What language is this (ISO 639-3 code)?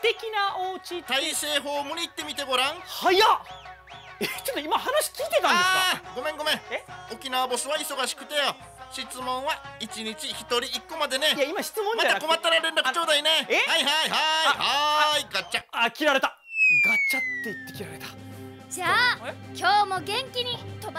jpn